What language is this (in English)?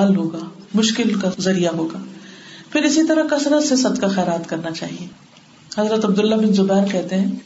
Urdu